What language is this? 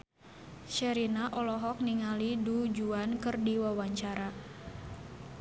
Sundanese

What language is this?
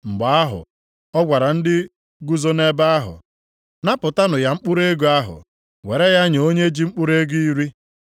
Igbo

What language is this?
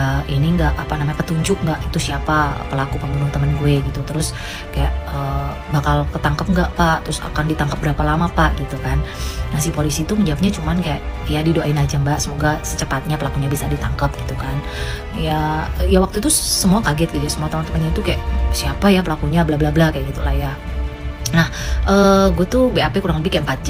Indonesian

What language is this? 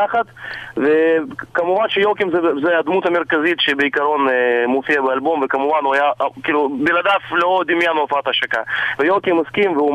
Hebrew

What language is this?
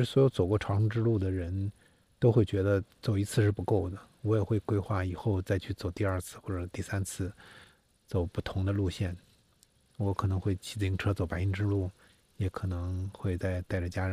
Chinese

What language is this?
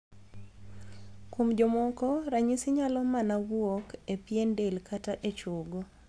Luo (Kenya and Tanzania)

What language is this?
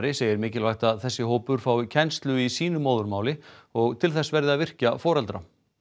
Icelandic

